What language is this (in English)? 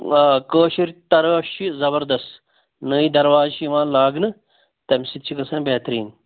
Kashmiri